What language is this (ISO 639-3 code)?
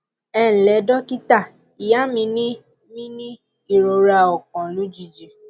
yor